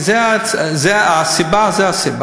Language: Hebrew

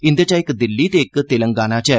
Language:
Dogri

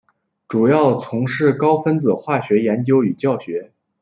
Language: Chinese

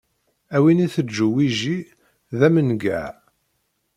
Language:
Kabyle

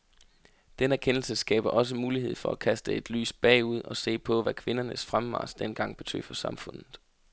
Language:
Danish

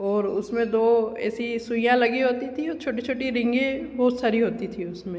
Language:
Hindi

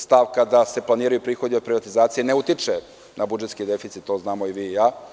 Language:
Serbian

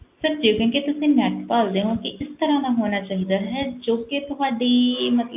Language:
Punjabi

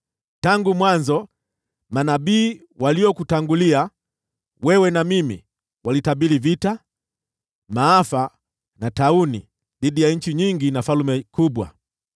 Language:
Swahili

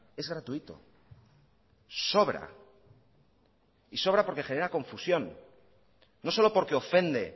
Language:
Spanish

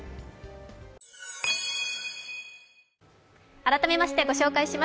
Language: Japanese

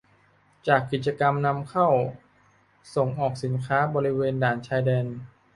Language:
Thai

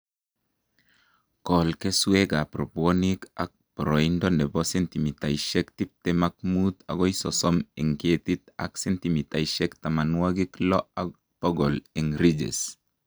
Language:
Kalenjin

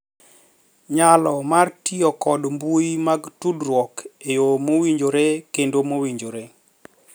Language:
Luo (Kenya and Tanzania)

